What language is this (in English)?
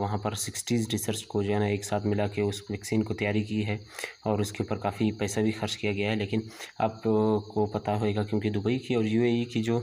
Romanian